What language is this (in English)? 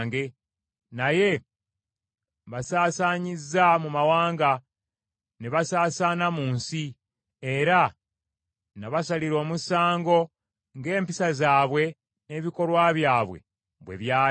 Ganda